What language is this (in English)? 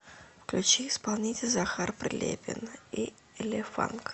Russian